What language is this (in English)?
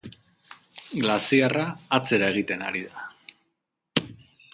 Basque